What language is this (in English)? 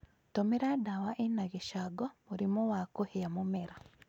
Kikuyu